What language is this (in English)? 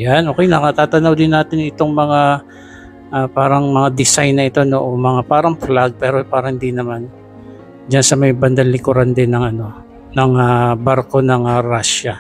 Filipino